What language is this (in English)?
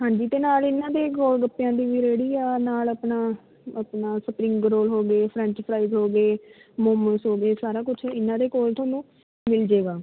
Punjabi